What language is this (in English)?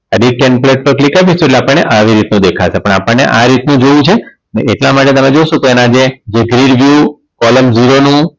Gujarati